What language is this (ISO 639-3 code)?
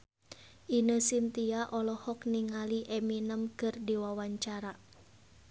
sun